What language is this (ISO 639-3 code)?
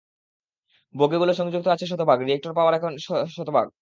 ben